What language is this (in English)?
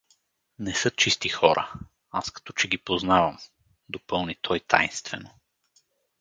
Bulgarian